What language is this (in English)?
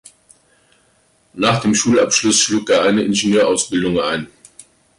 German